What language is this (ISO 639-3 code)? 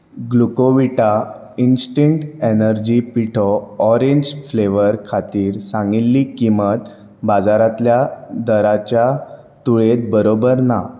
kok